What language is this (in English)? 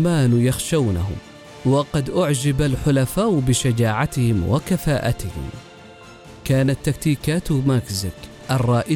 Arabic